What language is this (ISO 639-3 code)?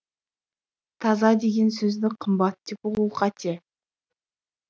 kaz